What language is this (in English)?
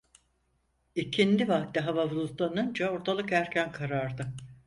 Turkish